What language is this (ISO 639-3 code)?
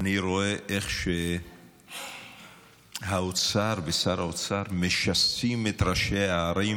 heb